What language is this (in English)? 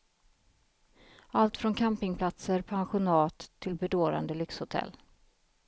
Swedish